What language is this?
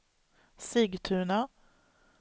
Swedish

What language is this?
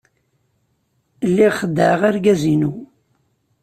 Kabyle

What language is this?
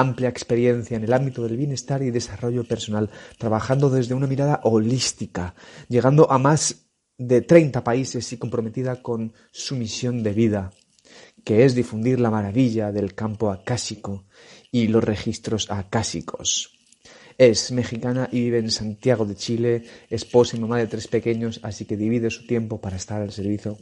Spanish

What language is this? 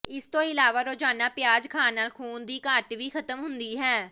Punjabi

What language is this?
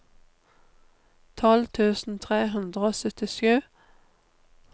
Norwegian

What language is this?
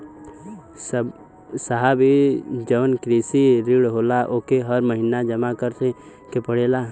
Bhojpuri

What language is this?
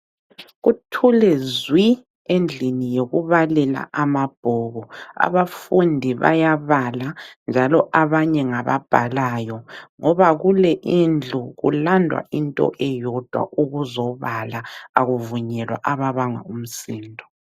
North Ndebele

